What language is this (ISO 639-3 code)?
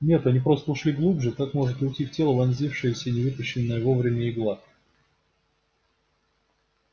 rus